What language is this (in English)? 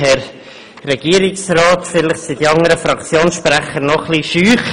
Swiss German